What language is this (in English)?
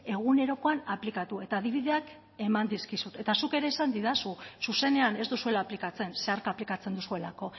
Basque